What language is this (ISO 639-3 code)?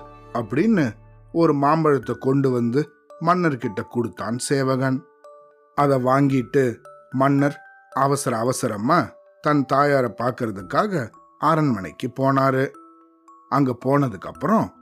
tam